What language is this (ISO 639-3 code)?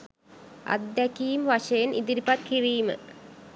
sin